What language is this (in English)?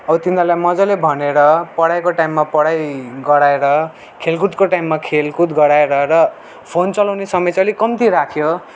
Nepali